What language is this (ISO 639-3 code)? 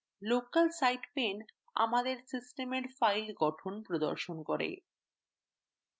ben